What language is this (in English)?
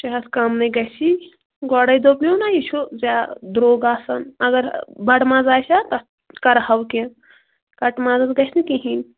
Kashmiri